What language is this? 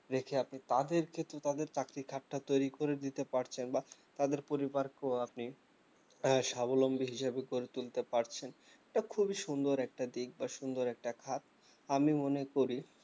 Bangla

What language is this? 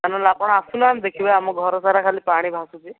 Odia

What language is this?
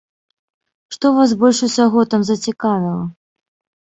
Belarusian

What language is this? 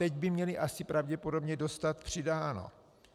Czech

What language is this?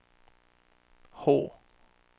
Swedish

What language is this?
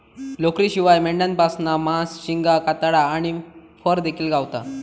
Marathi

